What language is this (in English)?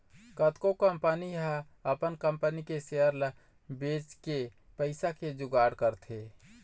Chhattisgarhi